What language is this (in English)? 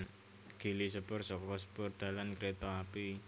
Javanese